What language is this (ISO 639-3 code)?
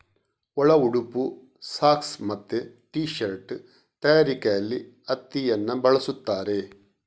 kan